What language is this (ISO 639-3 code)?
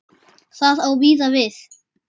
isl